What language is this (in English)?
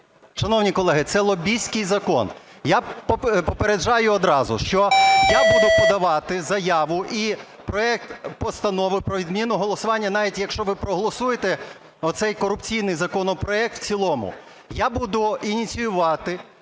Ukrainian